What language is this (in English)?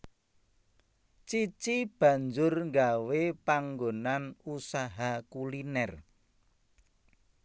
Javanese